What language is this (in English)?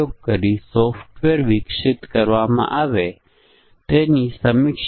Gujarati